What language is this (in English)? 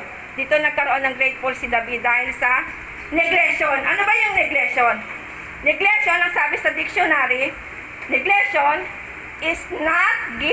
Filipino